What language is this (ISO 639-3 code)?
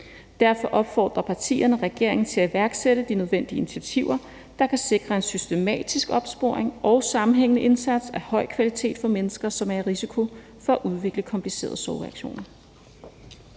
dan